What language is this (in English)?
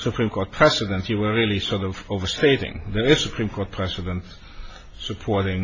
English